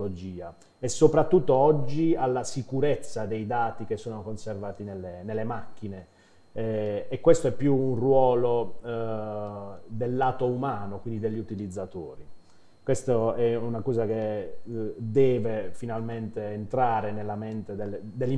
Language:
Italian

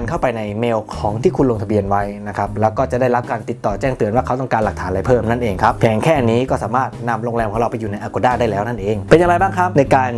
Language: Thai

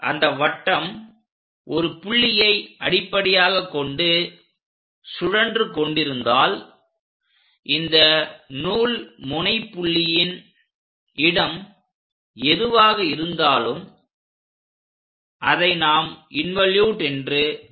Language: Tamil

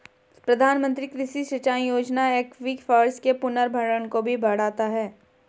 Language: Hindi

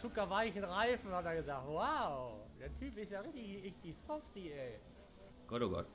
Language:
German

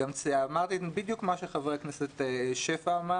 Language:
Hebrew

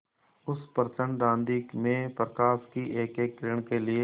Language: Hindi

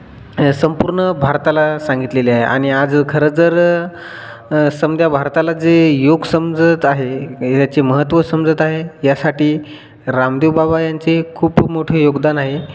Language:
Marathi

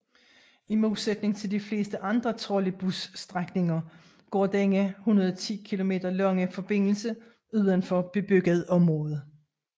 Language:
Danish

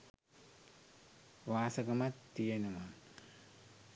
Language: Sinhala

